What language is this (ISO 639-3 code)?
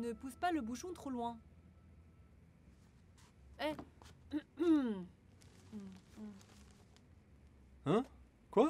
fra